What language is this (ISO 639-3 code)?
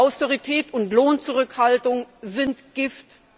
deu